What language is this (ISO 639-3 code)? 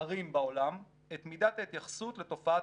heb